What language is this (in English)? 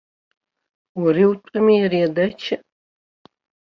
Abkhazian